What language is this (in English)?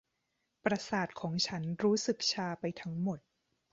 Thai